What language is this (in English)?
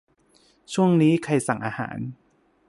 Thai